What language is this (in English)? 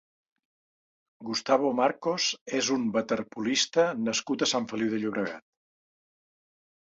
Catalan